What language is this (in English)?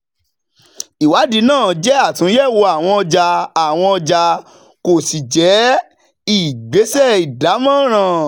Yoruba